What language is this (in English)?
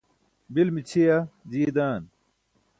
Burushaski